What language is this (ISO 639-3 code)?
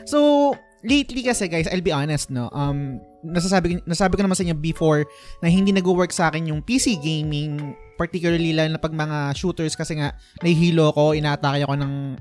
fil